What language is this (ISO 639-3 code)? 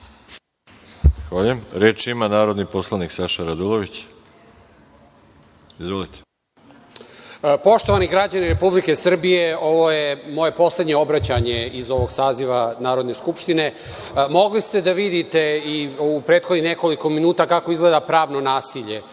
srp